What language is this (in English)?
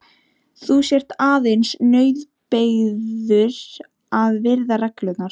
Icelandic